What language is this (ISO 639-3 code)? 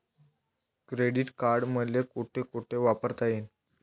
mar